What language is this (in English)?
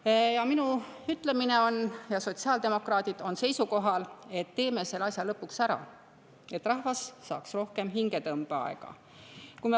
Estonian